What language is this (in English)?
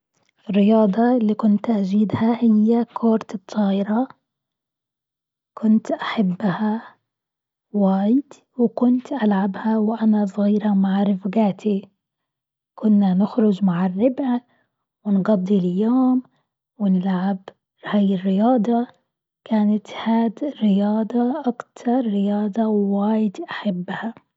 Gulf Arabic